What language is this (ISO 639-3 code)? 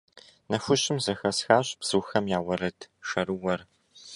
kbd